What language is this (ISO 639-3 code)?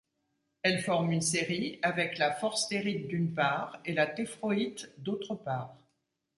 fra